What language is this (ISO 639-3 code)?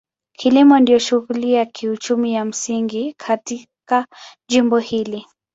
swa